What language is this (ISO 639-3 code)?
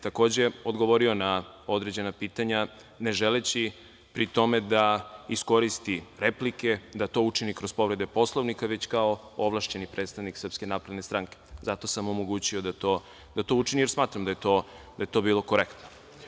srp